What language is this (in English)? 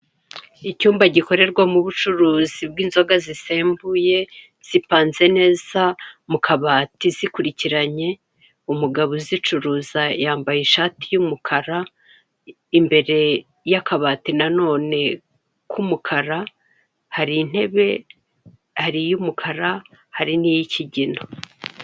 Kinyarwanda